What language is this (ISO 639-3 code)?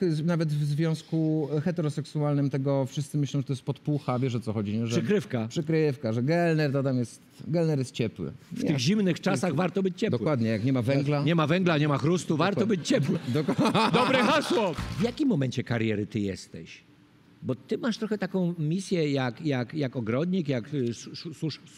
pol